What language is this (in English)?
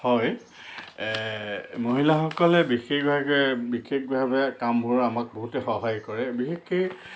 Assamese